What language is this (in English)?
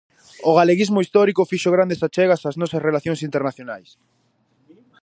Galician